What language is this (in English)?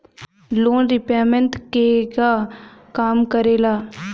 Bhojpuri